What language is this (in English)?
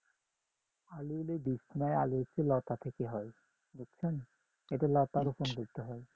Bangla